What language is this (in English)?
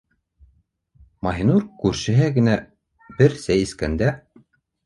Bashkir